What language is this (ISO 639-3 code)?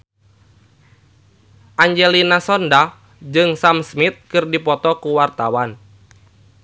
sun